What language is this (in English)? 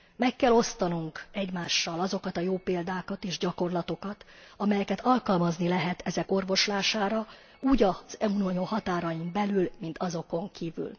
Hungarian